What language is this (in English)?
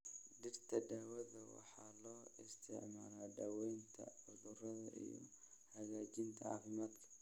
Somali